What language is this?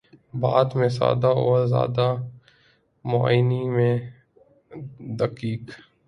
Urdu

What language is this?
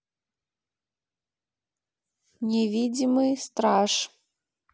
Russian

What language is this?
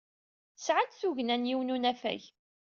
Kabyle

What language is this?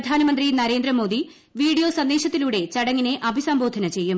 Malayalam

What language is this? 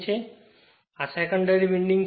Gujarati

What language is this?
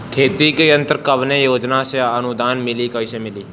Bhojpuri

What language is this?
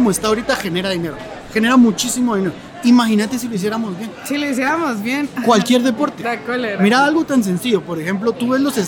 Spanish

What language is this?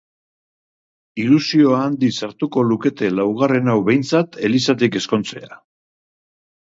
Basque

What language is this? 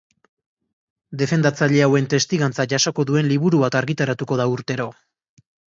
Basque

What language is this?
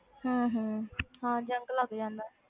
Punjabi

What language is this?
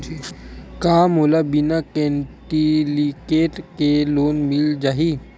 Chhattisgarhi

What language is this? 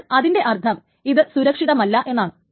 Malayalam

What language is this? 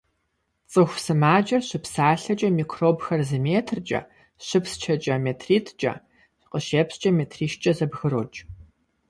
Kabardian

